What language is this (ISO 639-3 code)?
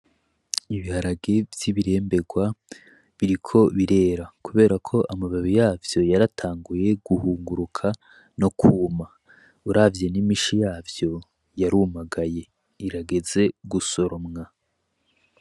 run